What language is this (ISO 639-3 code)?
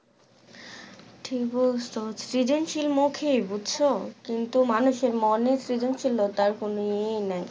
ben